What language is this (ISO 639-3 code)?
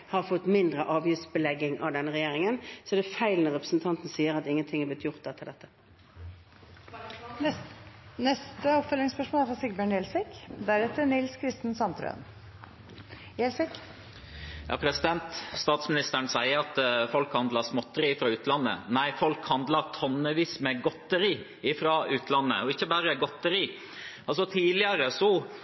nor